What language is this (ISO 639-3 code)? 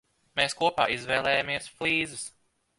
lav